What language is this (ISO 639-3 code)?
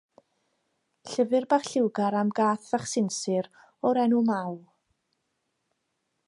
cym